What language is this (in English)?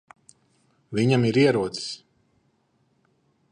Latvian